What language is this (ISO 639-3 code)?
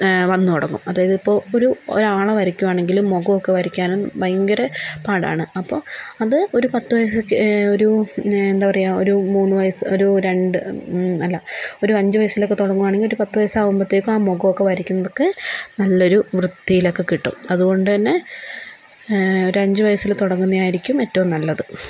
mal